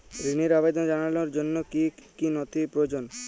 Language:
Bangla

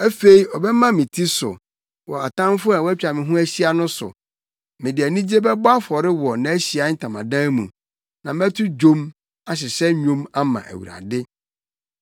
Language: Akan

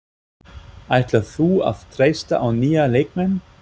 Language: Icelandic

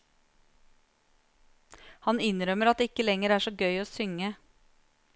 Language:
Norwegian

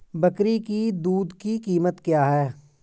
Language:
Hindi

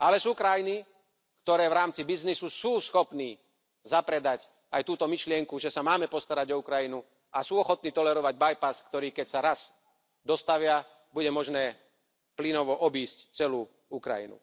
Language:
Slovak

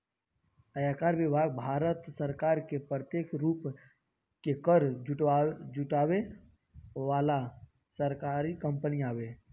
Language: Bhojpuri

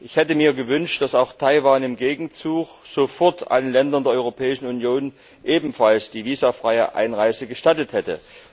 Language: German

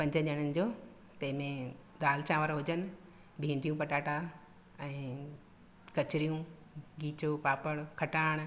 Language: Sindhi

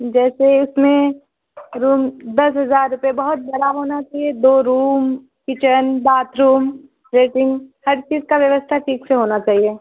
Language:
Urdu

